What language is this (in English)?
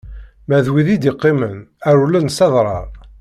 Kabyle